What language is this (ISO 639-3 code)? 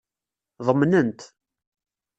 kab